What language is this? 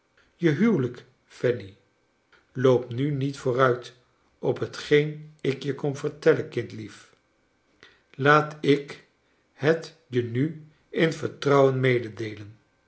Dutch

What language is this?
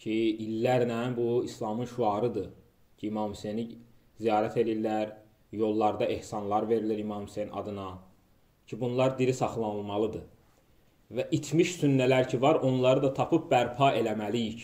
Turkish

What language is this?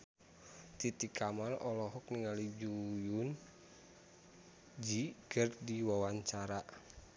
Sundanese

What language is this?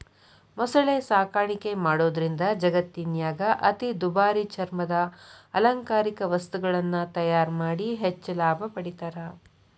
Kannada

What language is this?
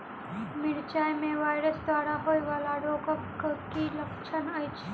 Maithili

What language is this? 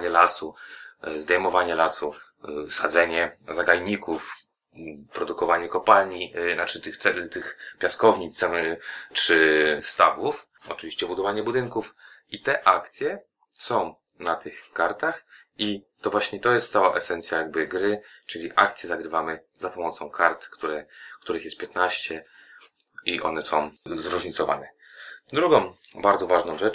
Polish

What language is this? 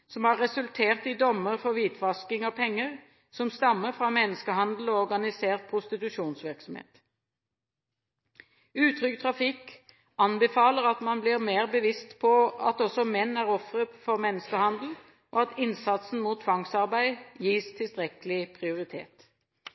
Norwegian Bokmål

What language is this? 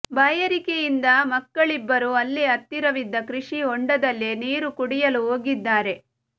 Kannada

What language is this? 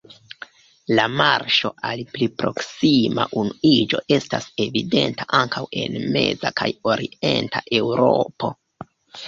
Esperanto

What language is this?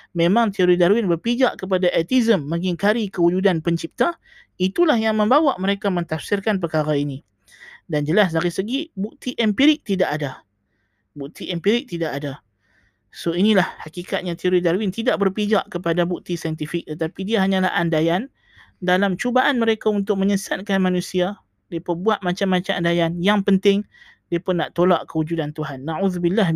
Malay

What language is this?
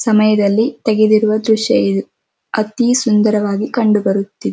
Kannada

